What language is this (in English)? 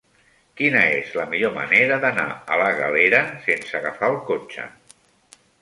Catalan